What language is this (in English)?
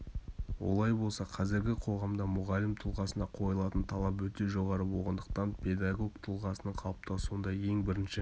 Kazakh